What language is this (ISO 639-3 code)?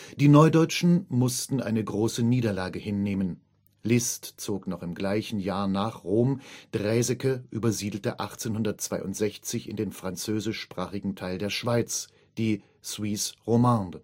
deu